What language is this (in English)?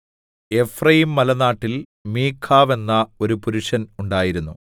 Malayalam